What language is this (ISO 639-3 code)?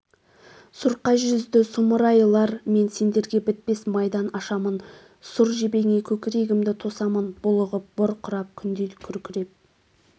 kaz